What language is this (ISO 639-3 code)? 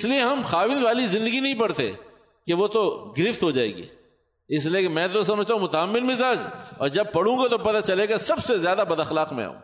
urd